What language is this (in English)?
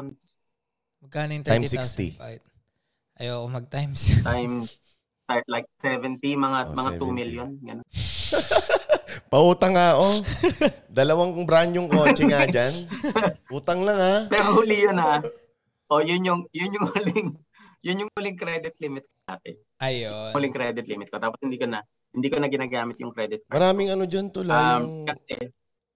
Filipino